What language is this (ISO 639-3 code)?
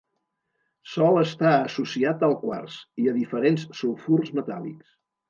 cat